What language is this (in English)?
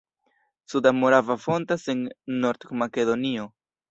Esperanto